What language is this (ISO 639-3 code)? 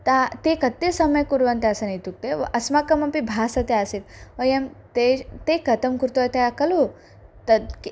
san